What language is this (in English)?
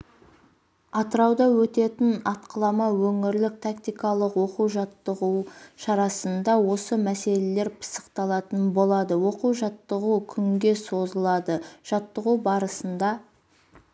Kazakh